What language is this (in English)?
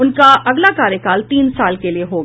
Hindi